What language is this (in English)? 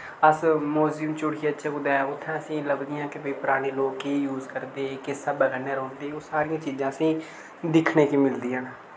Dogri